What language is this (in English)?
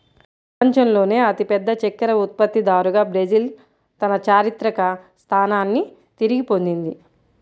Telugu